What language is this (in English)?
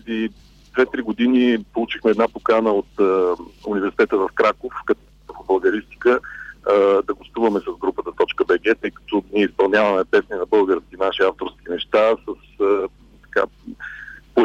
Bulgarian